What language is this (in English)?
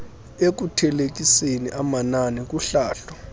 Xhosa